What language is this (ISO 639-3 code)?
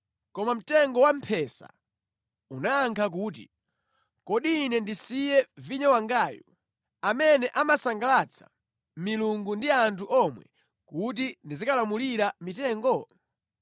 nya